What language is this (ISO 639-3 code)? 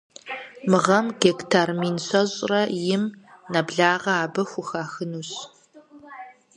kbd